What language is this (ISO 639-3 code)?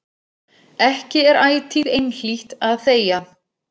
isl